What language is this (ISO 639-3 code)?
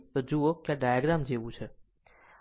guj